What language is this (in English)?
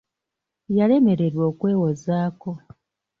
Ganda